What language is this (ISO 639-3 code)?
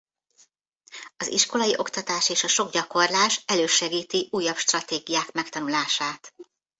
hun